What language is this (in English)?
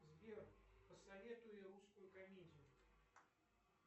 Russian